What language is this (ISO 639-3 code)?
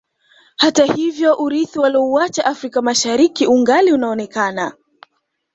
swa